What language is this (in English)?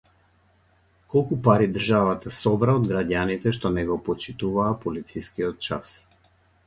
Macedonian